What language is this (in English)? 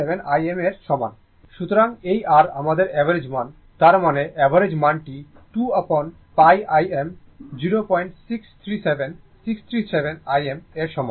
Bangla